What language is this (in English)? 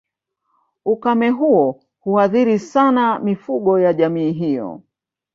Swahili